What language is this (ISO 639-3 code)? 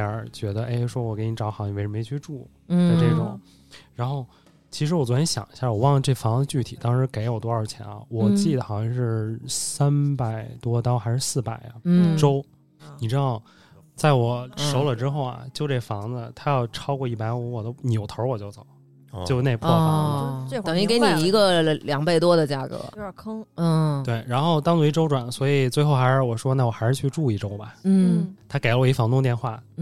zho